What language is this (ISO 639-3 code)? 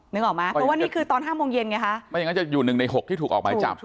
tha